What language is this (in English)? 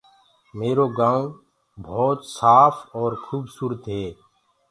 Gurgula